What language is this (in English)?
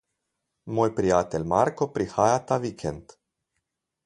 Slovenian